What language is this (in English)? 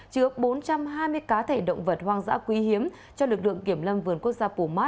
Vietnamese